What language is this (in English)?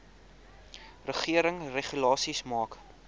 Afrikaans